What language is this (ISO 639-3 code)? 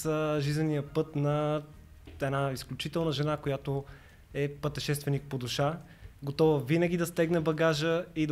bul